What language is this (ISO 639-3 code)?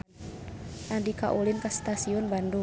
sun